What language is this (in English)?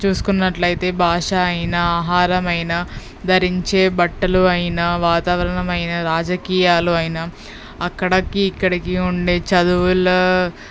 Telugu